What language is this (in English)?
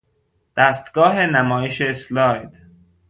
Persian